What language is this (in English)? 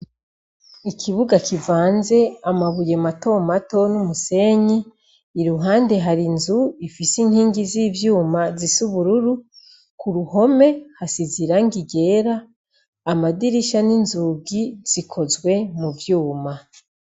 Rundi